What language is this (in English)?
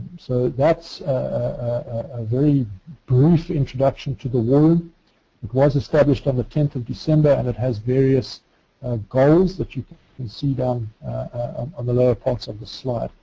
English